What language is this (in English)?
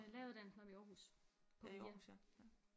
Danish